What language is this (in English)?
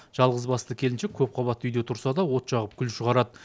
Kazakh